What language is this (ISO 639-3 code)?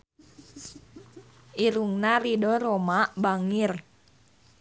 sun